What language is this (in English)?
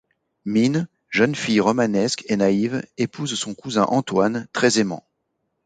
French